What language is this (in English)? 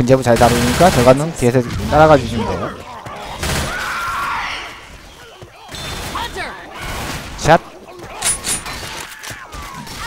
Korean